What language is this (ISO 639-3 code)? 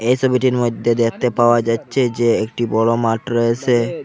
ben